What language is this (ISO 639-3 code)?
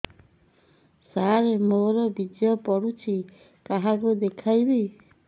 ori